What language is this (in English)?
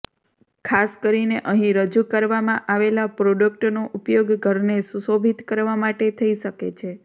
Gujarati